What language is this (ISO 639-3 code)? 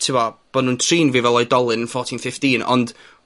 cym